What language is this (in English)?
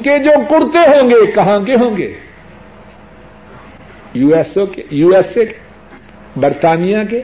Urdu